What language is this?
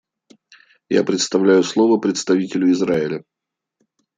Russian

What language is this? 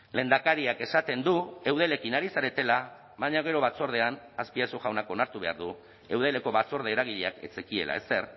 Basque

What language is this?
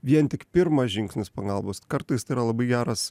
Lithuanian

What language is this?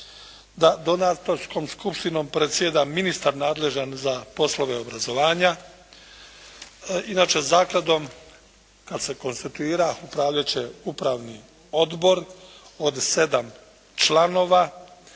Croatian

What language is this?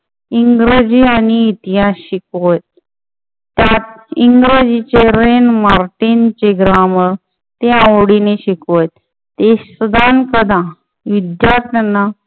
Marathi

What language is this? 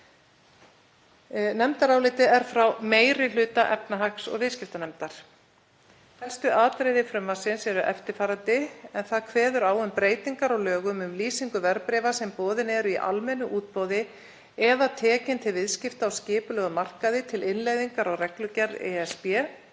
Icelandic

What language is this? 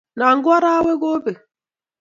Kalenjin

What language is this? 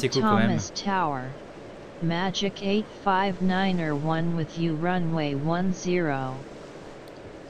French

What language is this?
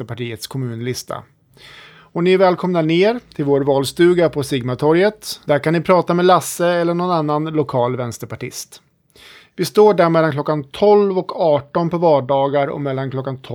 Swedish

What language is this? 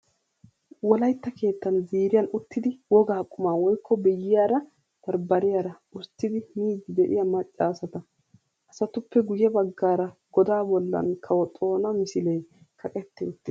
Wolaytta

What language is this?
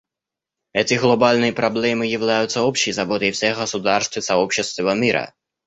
Russian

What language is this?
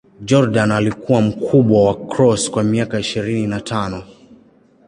Swahili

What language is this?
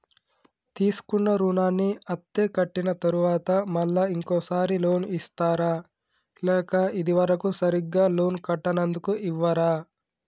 Telugu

